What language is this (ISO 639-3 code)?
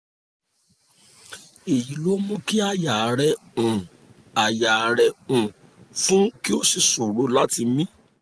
yor